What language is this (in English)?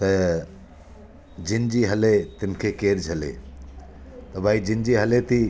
Sindhi